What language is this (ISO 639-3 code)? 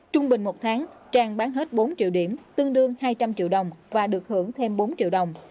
vie